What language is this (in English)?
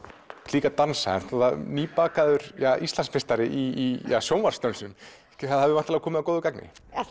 Icelandic